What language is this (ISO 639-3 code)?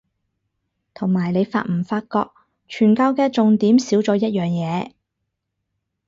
yue